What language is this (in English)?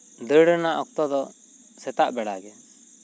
Santali